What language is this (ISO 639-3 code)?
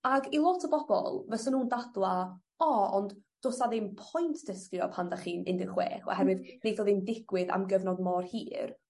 cym